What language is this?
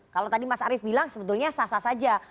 Indonesian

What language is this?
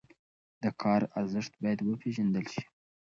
Pashto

